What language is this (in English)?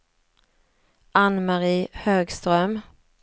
Swedish